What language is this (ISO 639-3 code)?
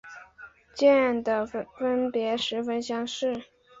zho